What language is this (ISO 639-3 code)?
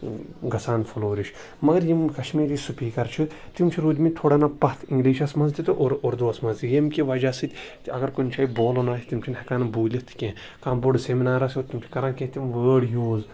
kas